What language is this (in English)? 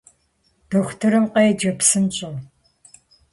Kabardian